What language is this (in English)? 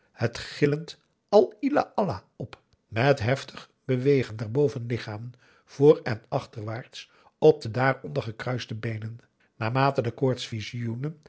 Dutch